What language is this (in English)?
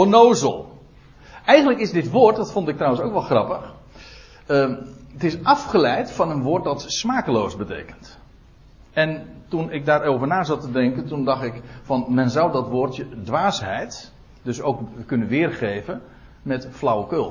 Dutch